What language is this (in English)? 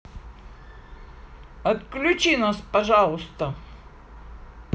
Russian